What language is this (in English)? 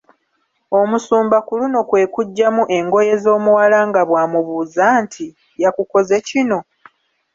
Ganda